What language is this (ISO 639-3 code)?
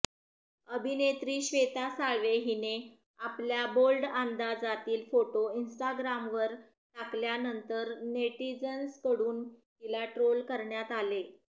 mar